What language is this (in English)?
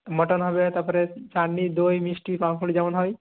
Bangla